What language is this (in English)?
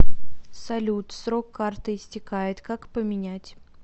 Russian